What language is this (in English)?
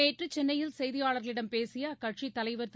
Tamil